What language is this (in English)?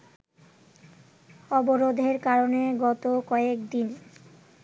Bangla